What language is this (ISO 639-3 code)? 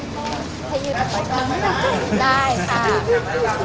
tha